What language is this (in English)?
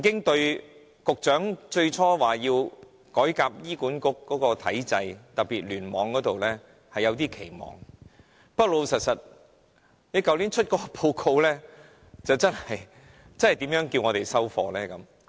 Cantonese